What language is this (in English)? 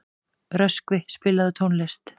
Icelandic